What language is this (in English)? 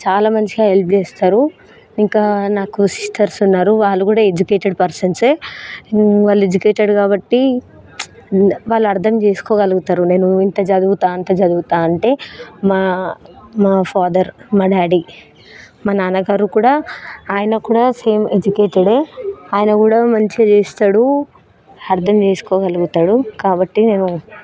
Telugu